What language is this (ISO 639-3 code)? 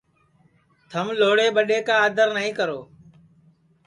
ssi